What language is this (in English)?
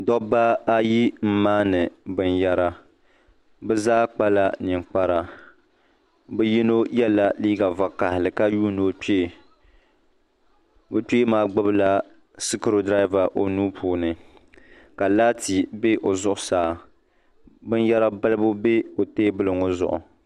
Dagbani